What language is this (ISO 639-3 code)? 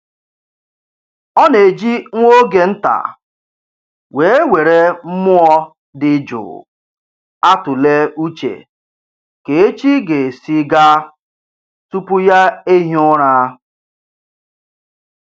ibo